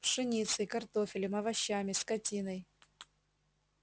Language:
Russian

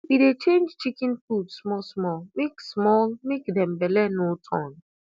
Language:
Nigerian Pidgin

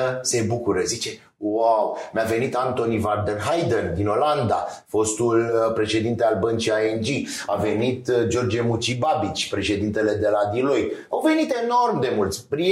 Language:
Romanian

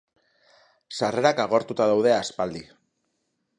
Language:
Basque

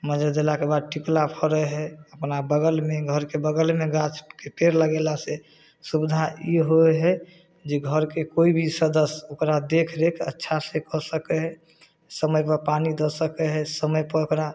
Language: Maithili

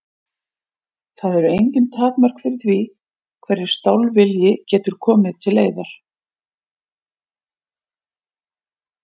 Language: Icelandic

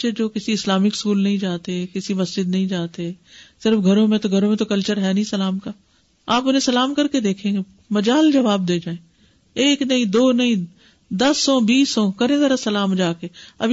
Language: Urdu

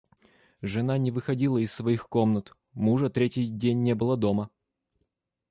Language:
Russian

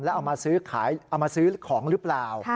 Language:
Thai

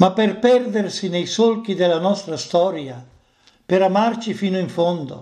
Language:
Italian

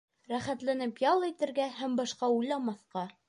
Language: Bashkir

